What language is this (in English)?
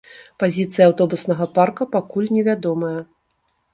Belarusian